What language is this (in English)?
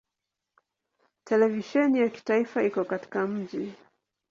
Swahili